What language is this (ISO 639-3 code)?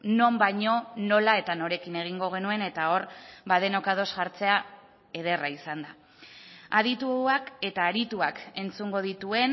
eus